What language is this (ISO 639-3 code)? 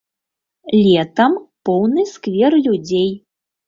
bel